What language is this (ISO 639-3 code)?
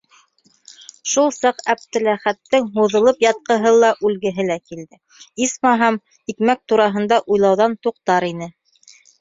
bak